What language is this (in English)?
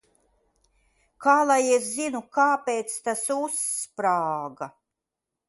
Latvian